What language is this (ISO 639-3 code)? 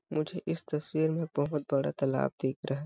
hin